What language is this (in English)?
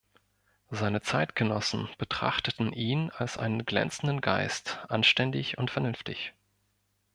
German